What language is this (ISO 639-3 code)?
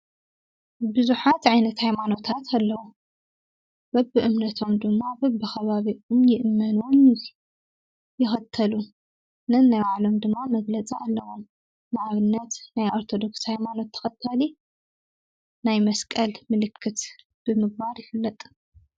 tir